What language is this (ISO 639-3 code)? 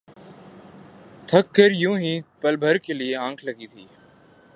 urd